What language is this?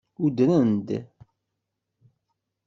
Kabyle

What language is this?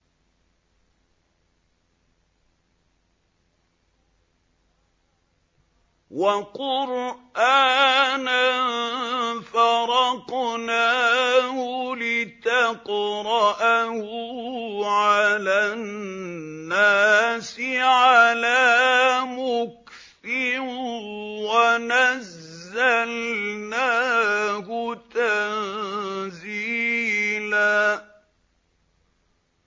Arabic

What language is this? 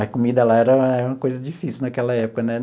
Portuguese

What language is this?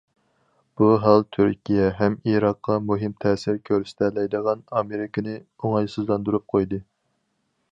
Uyghur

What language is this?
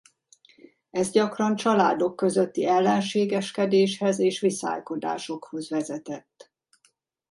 Hungarian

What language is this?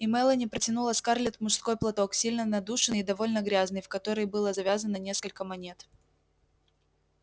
Russian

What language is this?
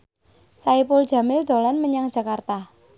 Javanese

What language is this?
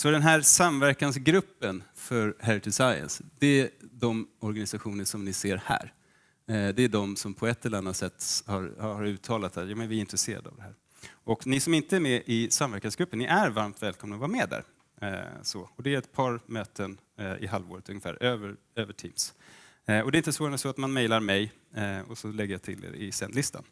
Swedish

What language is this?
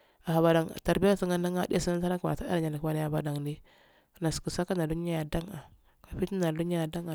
Afade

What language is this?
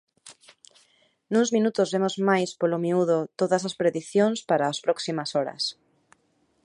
Galician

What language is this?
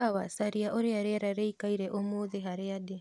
Kikuyu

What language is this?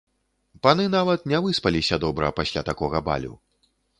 Belarusian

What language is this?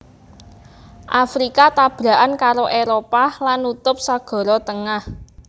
Javanese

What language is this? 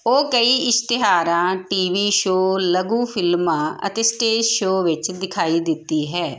Punjabi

